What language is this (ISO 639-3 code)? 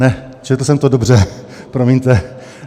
ces